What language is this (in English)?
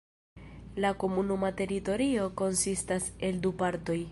Esperanto